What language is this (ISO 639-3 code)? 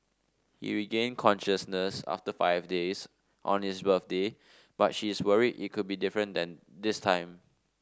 eng